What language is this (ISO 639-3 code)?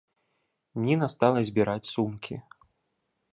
bel